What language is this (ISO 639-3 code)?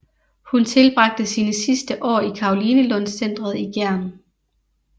dan